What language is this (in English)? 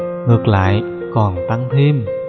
Vietnamese